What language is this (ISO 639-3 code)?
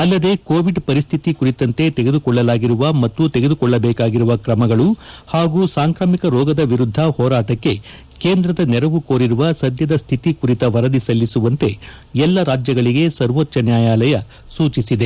kan